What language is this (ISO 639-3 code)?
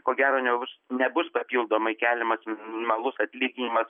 lit